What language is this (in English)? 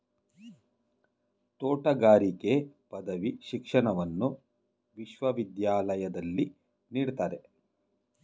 Kannada